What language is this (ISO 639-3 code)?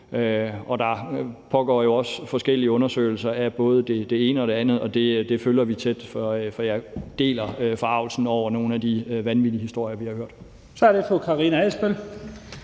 dan